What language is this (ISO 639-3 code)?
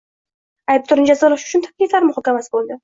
uzb